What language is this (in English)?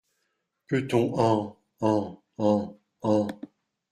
French